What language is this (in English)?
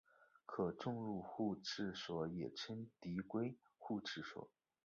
Chinese